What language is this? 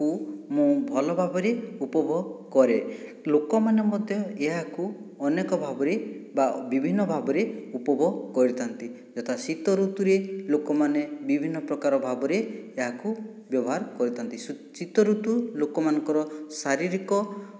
Odia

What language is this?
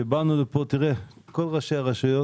Hebrew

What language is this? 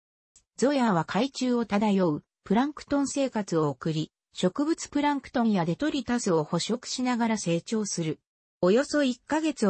Japanese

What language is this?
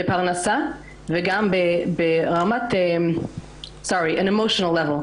Hebrew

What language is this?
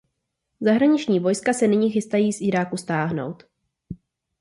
Czech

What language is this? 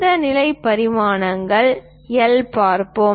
Tamil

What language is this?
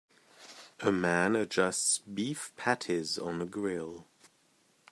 English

